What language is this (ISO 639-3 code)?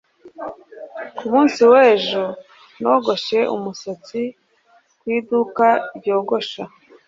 kin